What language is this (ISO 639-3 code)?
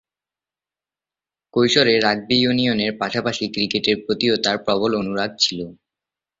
ben